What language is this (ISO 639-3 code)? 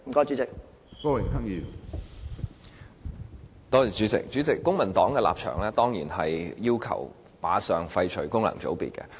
yue